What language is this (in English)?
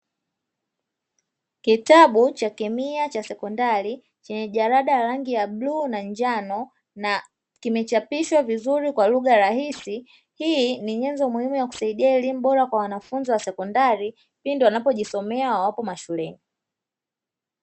Swahili